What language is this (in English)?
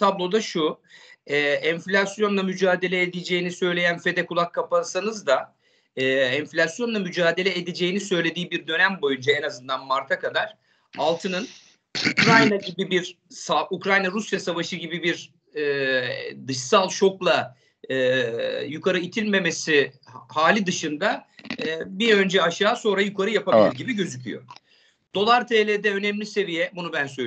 Turkish